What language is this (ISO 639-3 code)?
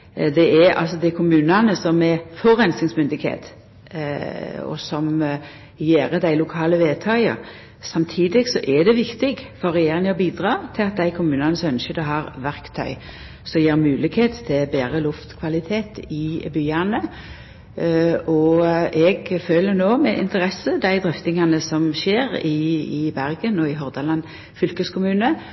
nno